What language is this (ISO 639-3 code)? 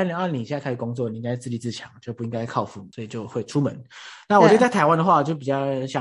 zho